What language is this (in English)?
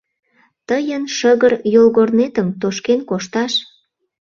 Mari